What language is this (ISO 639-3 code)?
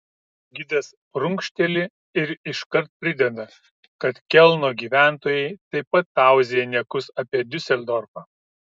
lit